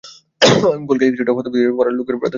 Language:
Bangla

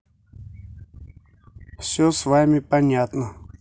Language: Russian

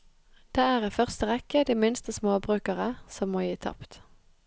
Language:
Norwegian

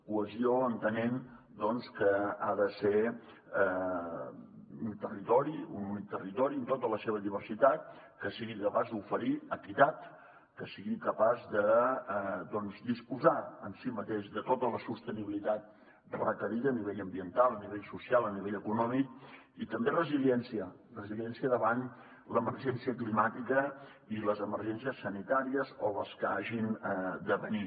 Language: Catalan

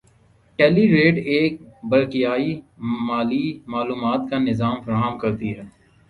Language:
Urdu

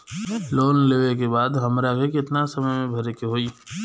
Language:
Bhojpuri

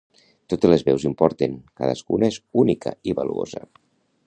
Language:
Catalan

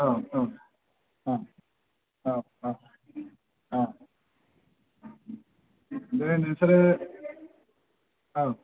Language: Bodo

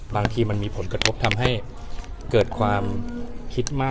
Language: Thai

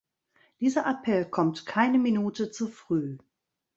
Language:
German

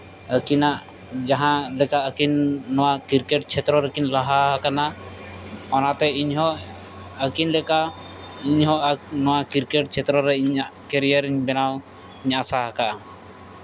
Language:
Santali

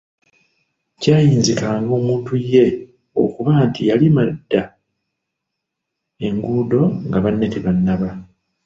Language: Ganda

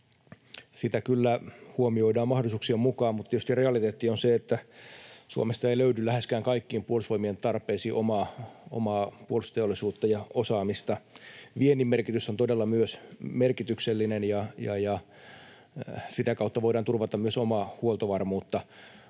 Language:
Finnish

